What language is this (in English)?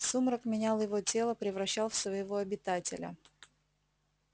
Russian